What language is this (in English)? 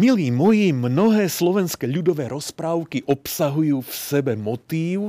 Slovak